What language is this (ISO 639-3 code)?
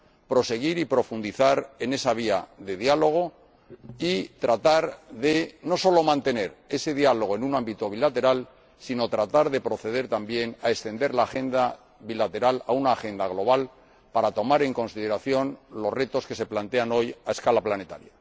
spa